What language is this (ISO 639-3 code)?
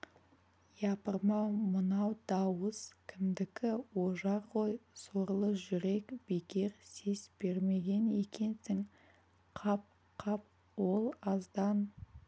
kaz